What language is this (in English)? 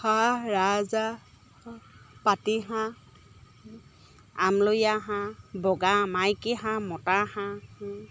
Assamese